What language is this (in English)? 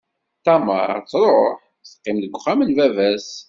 Kabyle